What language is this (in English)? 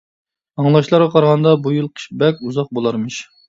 Uyghur